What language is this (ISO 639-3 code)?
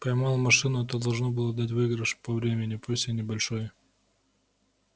rus